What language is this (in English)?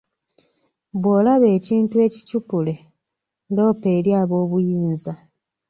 Ganda